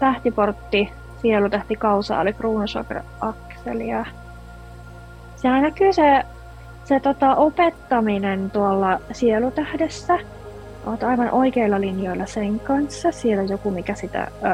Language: Finnish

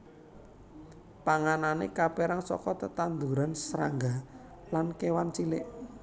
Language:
Javanese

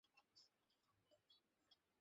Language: Bangla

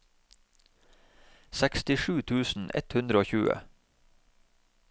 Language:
Norwegian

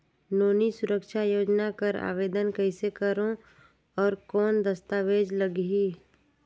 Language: Chhattisgarhi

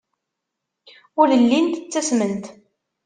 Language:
Kabyle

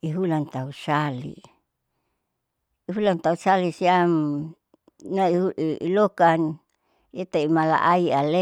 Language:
Saleman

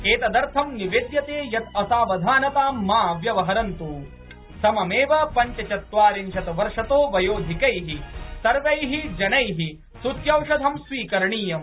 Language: Sanskrit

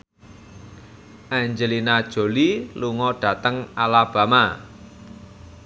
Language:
Javanese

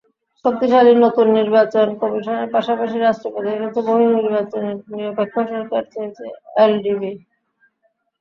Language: Bangla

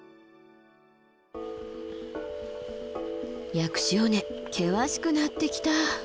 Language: Japanese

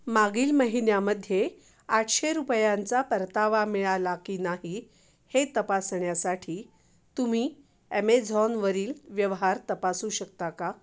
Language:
Marathi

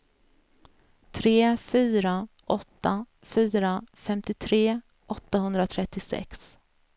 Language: Swedish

